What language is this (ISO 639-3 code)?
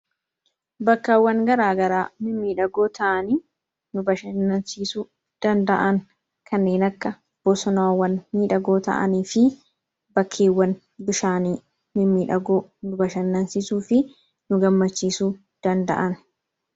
orm